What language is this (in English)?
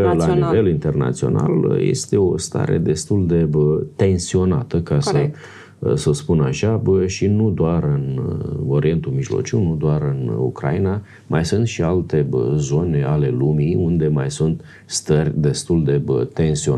Romanian